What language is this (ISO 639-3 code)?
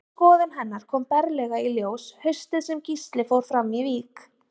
isl